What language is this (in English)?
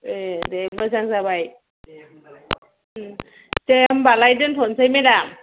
Bodo